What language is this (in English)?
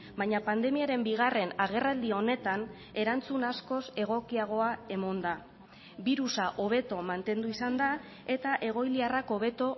Basque